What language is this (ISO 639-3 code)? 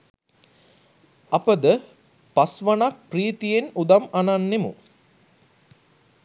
sin